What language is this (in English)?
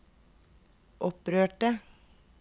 Norwegian